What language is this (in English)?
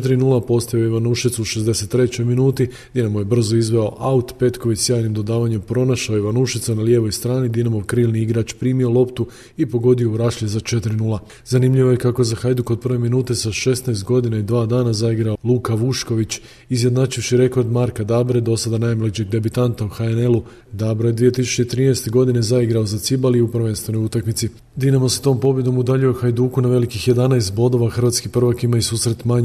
Croatian